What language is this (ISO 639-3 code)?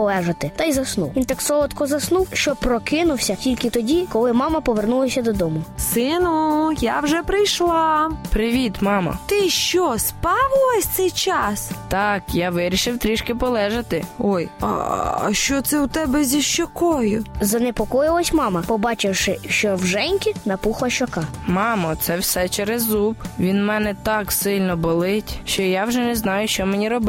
ukr